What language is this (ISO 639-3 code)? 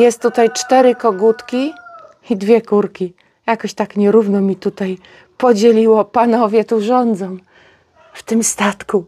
pol